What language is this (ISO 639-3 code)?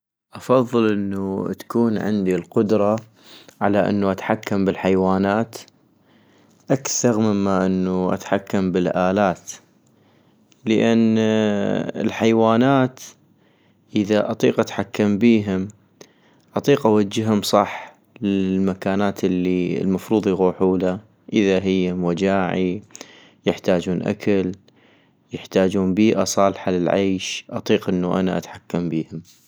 ayp